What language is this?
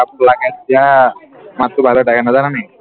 Assamese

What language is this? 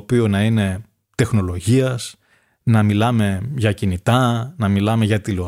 Greek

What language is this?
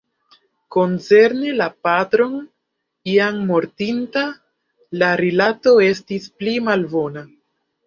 Esperanto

